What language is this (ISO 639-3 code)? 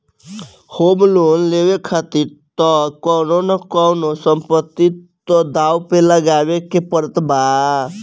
bho